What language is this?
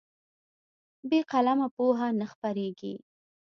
Pashto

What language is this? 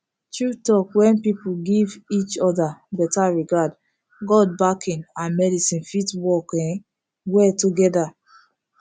Nigerian Pidgin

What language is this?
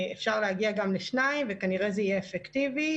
Hebrew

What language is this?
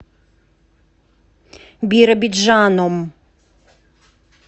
Russian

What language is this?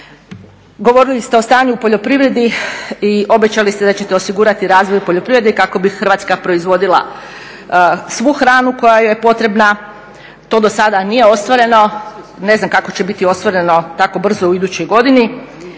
Croatian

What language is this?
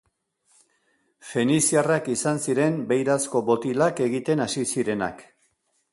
Basque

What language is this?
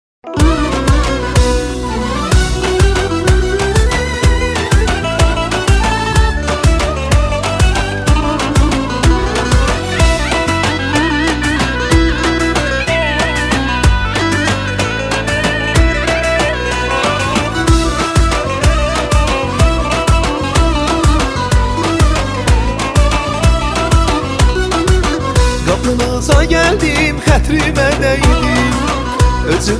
Arabic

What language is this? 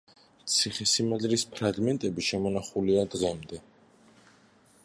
Georgian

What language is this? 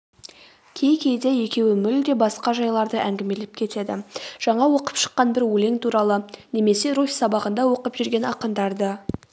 Kazakh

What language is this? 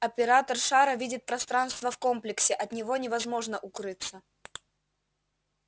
Russian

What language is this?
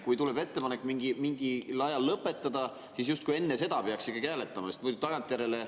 Estonian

